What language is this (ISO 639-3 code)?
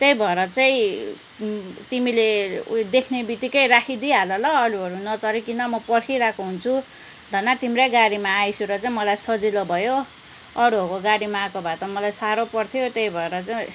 nep